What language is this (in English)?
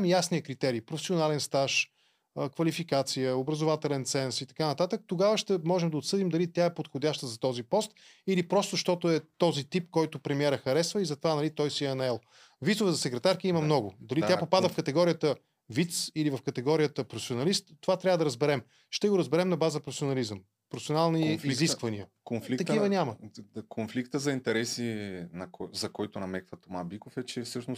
Bulgarian